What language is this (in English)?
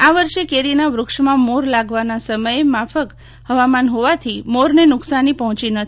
Gujarati